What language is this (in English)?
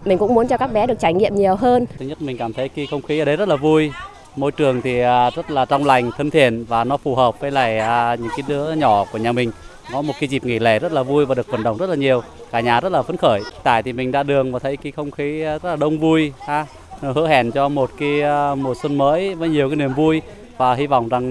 Vietnamese